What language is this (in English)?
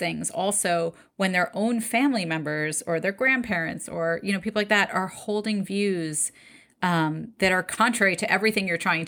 English